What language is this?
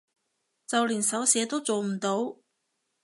Cantonese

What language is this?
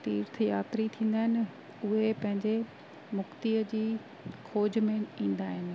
Sindhi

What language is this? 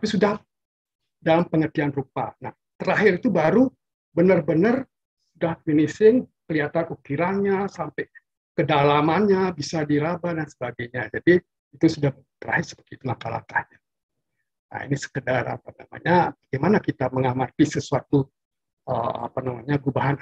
Indonesian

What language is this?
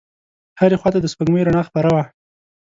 Pashto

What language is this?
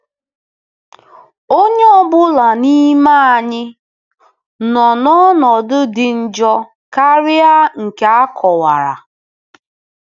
Igbo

